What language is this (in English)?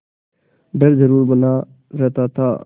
Hindi